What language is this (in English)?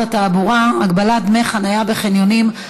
Hebrew